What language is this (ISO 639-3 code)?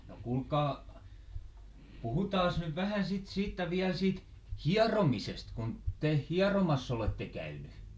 fin